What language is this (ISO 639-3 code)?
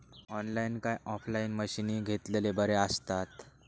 mar